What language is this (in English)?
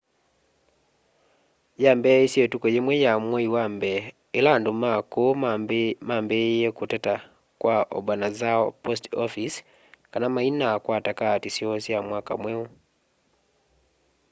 Kamba